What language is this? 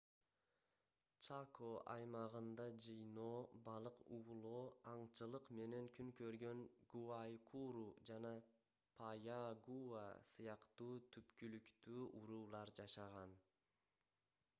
Kyrgyz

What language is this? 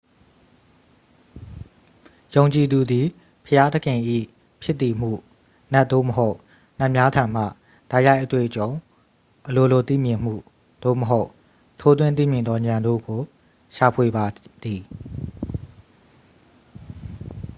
Burmese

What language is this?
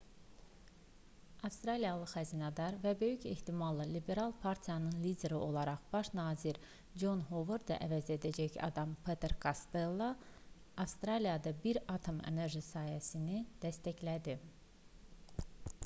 Azerbaijani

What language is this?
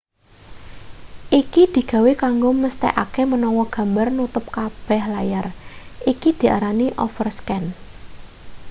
Javanese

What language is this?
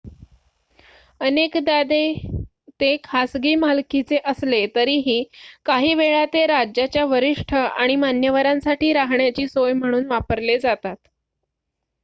Marathi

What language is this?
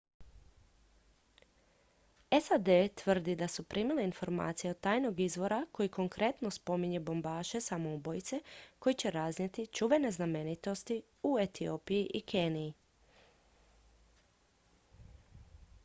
Croatian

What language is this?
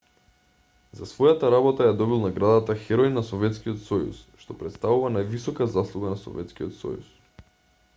Macedonian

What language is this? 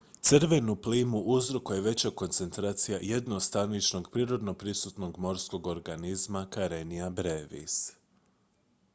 Croatian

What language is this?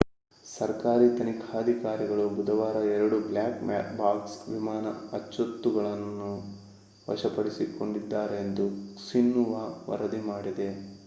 Kannada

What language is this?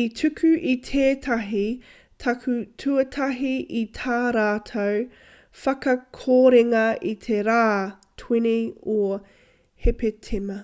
Māori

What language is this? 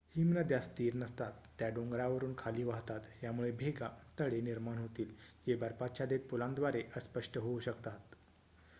Marathi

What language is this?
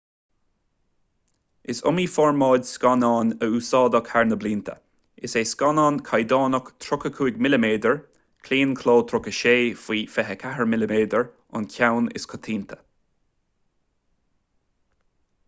Irish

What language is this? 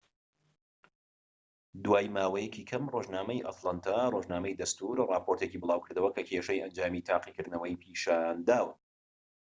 Central Kurdish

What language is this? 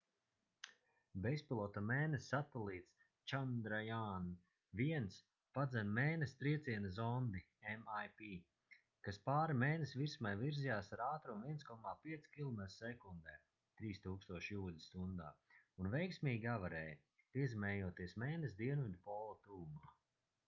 Latvian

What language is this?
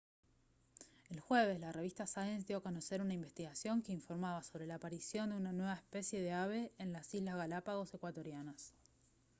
Spanish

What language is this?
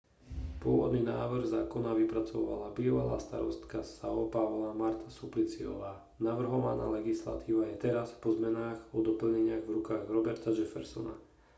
Slovak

